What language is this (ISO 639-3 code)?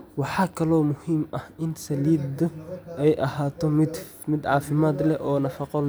som